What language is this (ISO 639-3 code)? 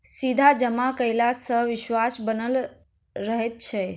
mai